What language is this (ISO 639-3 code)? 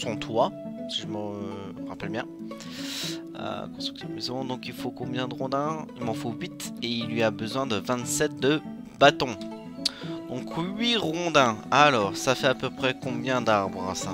fra